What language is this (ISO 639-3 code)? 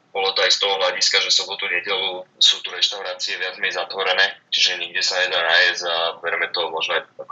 slk